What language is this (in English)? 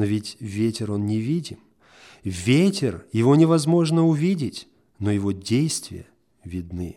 Russian